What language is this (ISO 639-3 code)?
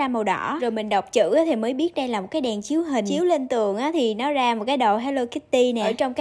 vie